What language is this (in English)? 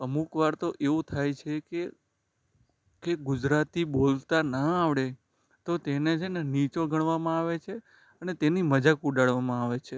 Gujarati